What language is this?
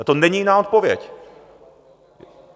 Czech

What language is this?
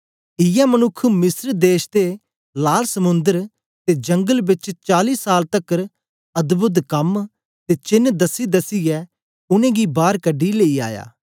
Dogri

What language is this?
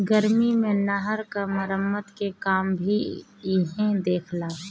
Bhojpuri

